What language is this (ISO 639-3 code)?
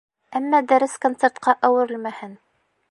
bak